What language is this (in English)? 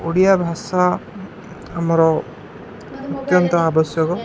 Odia